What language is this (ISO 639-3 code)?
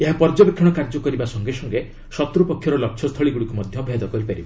ori